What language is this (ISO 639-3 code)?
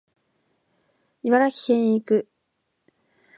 jpn